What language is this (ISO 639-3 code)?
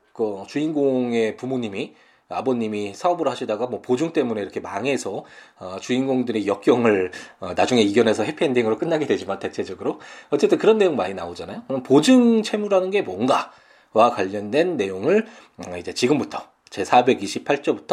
kor